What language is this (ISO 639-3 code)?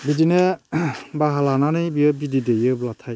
brx